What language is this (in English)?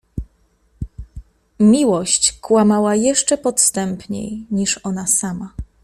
Polish